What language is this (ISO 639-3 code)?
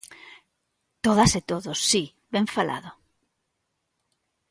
glg